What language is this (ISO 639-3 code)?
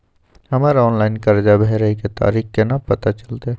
mai